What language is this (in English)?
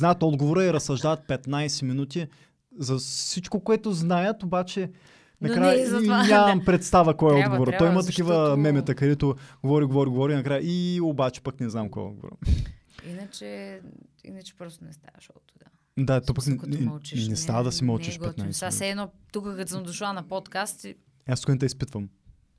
Bulgarian